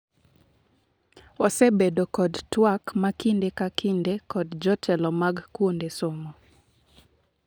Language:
Luo (Kenya and Tanzania)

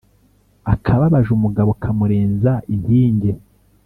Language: Kinyarwanda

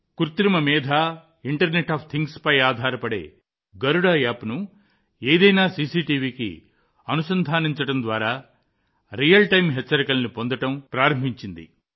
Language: Telugu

